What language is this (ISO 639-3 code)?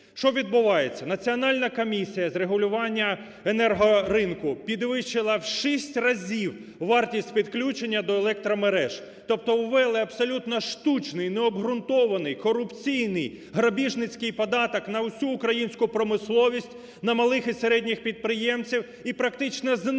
ukr